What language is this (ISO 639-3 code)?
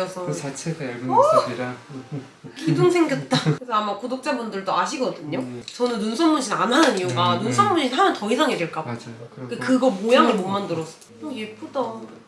kor